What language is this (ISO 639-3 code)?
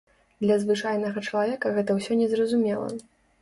bel